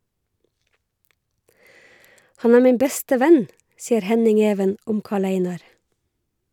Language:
Norwegian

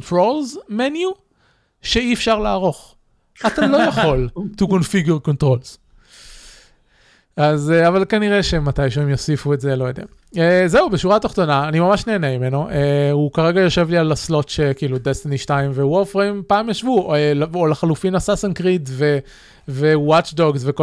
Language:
Hebrew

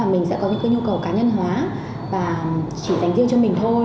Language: Vietnamese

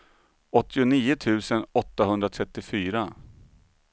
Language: Swedish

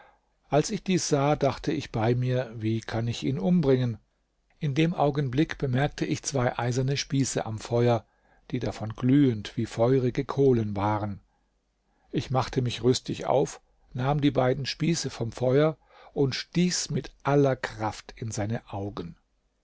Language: German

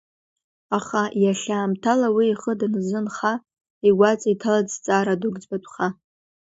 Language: Abkhazian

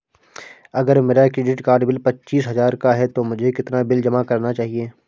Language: Hindi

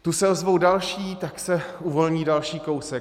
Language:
Czech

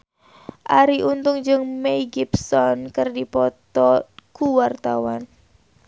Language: Sundanese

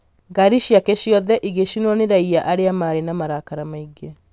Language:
Kikuyu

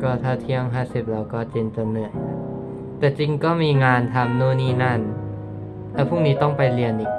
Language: Thai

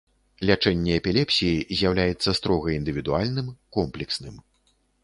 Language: Belarusian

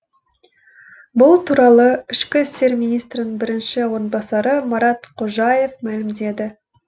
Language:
Kazakh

